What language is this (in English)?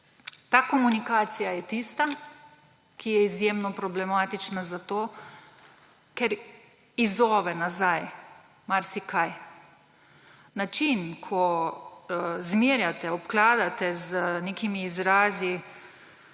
Slovenian